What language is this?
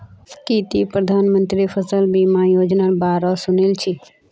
Magahi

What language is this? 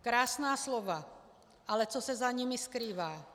Czech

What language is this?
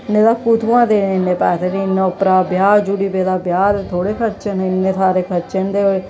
Dogri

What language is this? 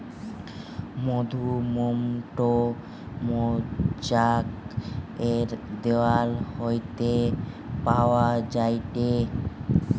Bangla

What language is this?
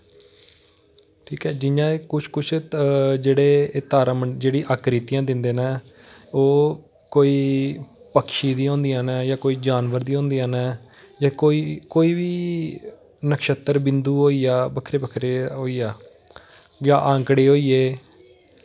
Dogri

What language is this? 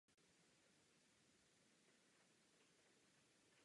Czech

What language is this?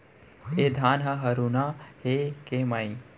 Chhattisgarhi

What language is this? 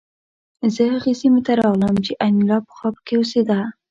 Pashto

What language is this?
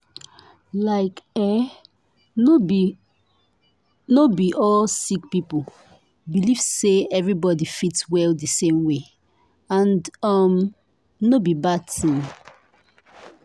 Nigerian Pidgin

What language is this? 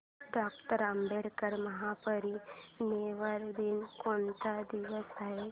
Marathi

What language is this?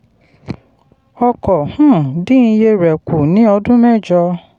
Yoruba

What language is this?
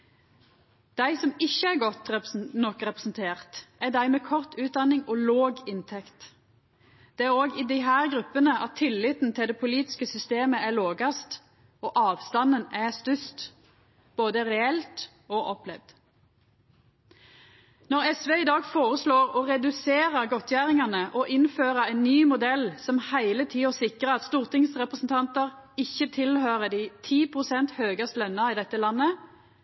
Norwegian Nynorsk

